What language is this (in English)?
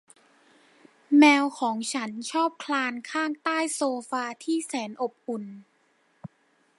Thai